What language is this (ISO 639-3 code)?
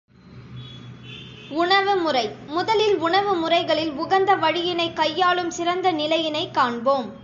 tam